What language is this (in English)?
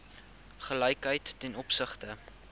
Afrikaans